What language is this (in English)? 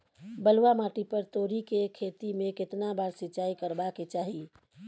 Maithili